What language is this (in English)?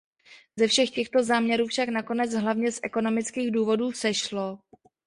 Czech